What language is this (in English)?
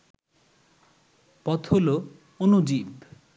Bangla